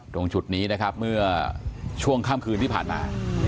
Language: Thai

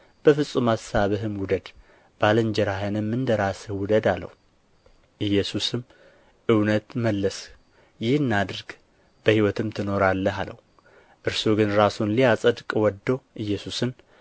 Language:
Amharic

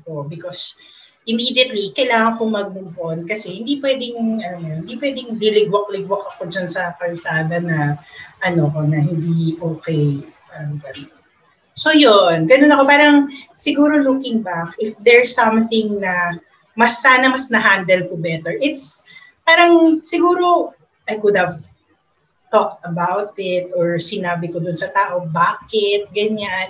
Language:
Filipino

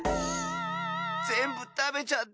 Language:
Japanese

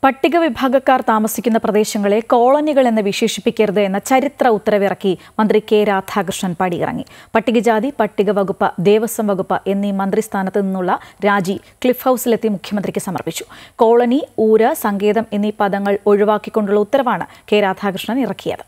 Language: Malayalam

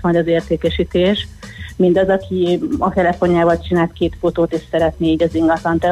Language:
Hungarian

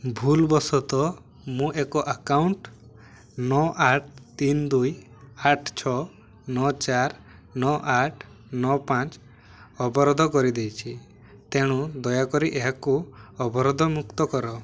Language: Odia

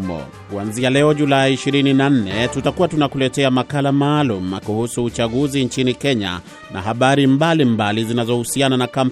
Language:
Swahili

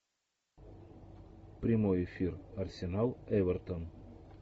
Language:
Russian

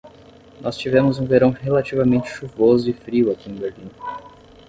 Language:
Portuguese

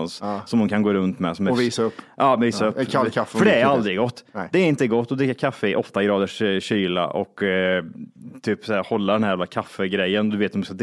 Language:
Swedish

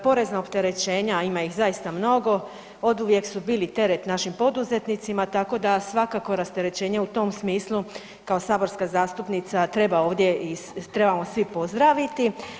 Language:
Croatian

